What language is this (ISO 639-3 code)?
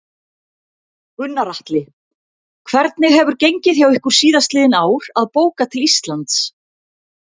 isl